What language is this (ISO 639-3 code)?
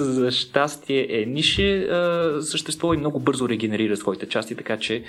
bul